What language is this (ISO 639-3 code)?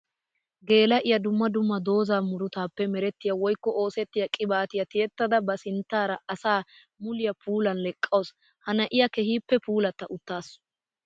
wal